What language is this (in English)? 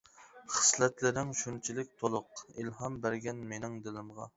Uyghur